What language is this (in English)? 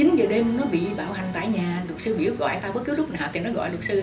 Vietnamese